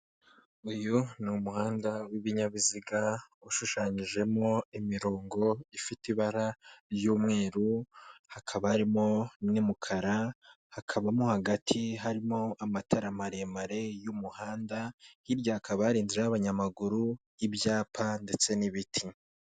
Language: Kinyarwanda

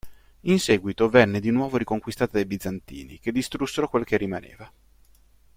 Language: Italian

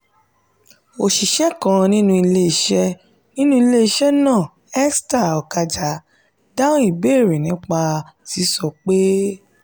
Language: Yoruba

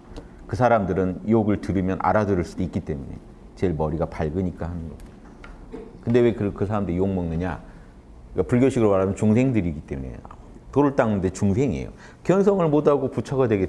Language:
Korean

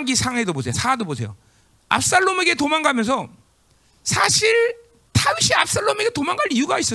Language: Korean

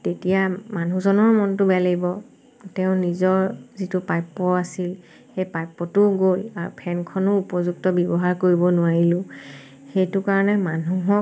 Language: Assamese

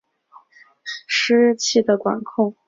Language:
Chinese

